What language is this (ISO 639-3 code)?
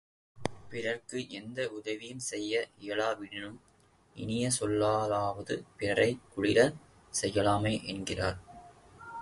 tam